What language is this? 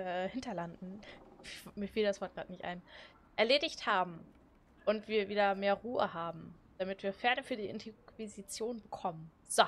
German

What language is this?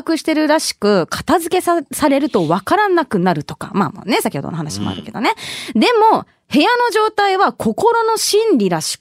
Japanese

